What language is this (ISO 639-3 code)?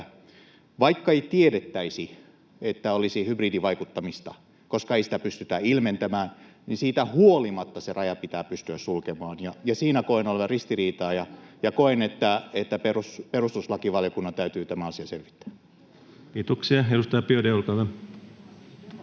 fin